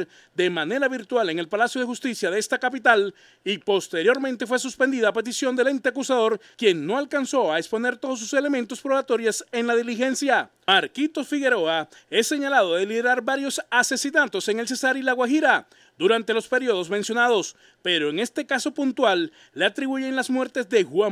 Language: Spanish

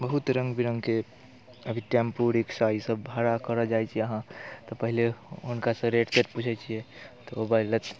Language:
Maithili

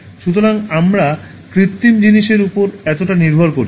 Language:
Bangla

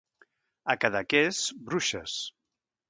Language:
Catalan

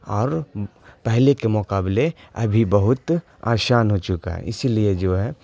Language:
Urdu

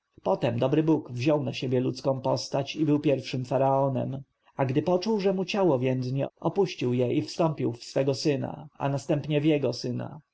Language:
Polish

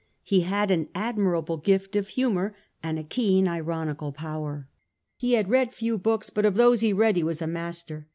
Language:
English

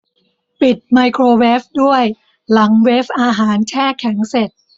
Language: Thai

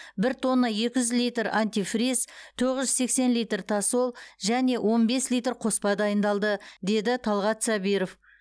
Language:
Kazakh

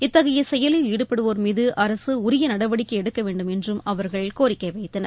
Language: Tamil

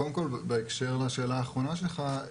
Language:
Hebrew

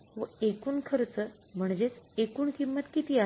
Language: Marathi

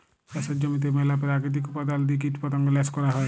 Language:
Bangla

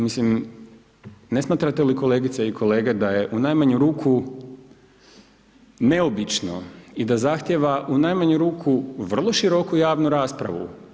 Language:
Croatian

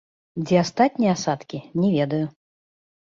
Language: Belarusian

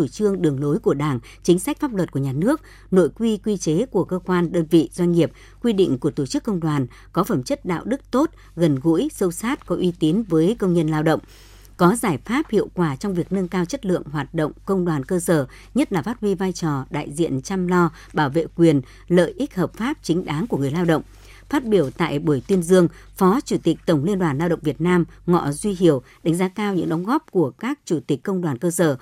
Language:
Vietnamese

